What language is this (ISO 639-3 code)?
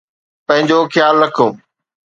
snd